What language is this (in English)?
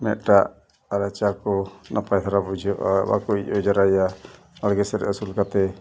Santali